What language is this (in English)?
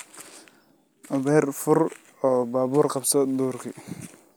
Somali